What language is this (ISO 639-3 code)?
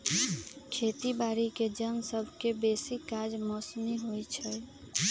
mag